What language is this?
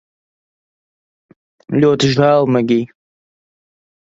Latvian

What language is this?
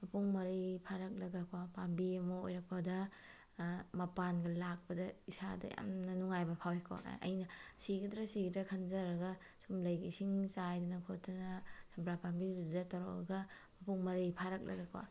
Manipuri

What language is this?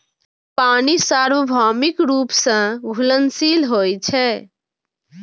Maithili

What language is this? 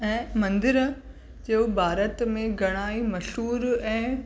Sindhi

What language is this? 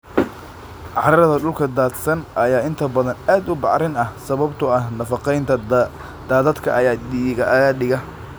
Somali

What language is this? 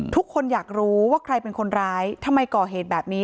Thai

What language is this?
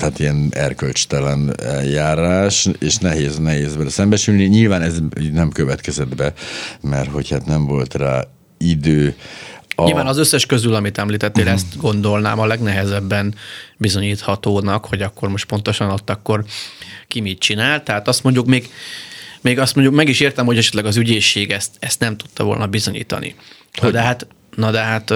Hungarian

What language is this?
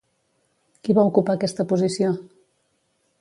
Catalan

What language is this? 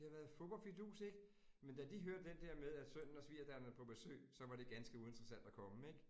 Danish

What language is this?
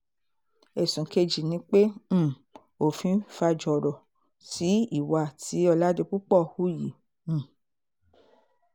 Yoruba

